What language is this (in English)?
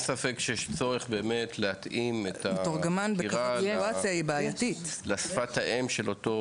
Hebrew